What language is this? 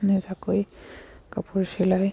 Assamese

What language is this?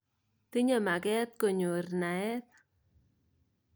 Kalenjin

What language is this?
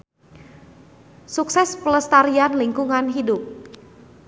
Sundanese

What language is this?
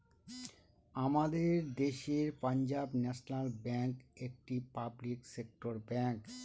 Bangla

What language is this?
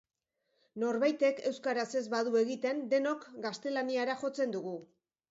Basque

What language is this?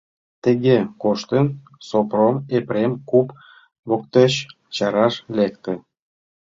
Mari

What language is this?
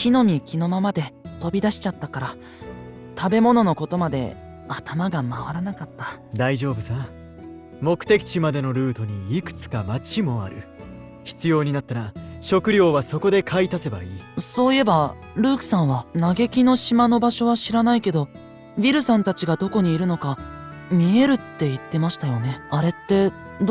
Japanese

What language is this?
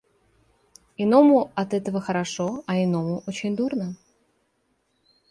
Russian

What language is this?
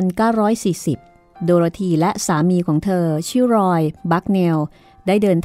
Thai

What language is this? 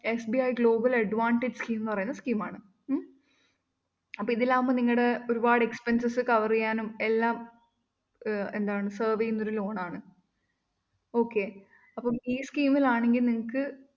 Malayalam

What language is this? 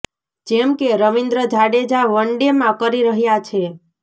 Gujarati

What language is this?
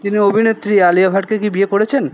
Bangla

